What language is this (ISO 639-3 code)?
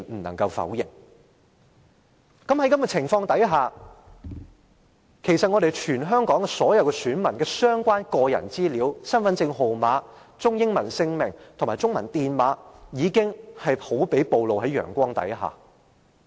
yue